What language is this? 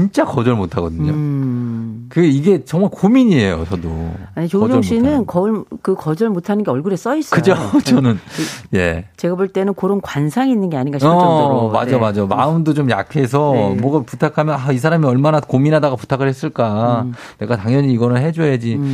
Korean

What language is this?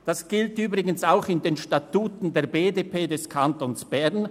Swiss German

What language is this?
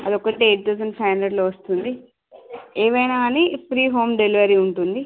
Telugu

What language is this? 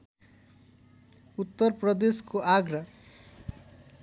Nepali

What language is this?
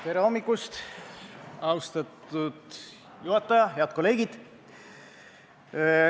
Estonian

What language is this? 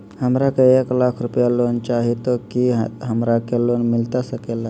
Magahi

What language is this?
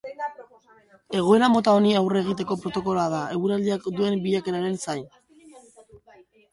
Basque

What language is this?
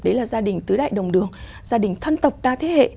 Vietnamese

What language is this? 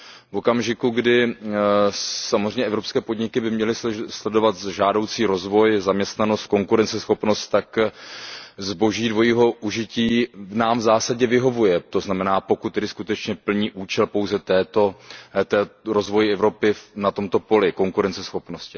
Czech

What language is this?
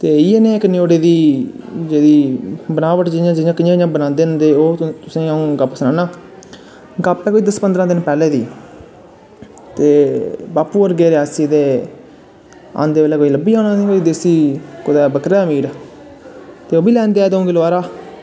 Dogri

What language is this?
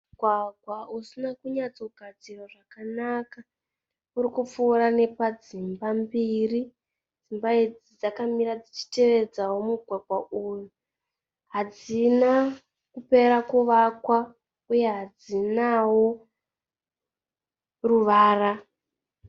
Shona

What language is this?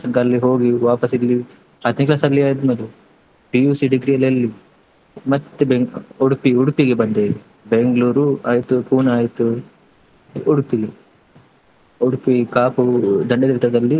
Kannada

